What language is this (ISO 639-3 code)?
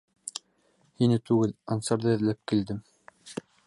bak